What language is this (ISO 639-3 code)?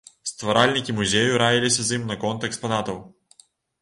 bel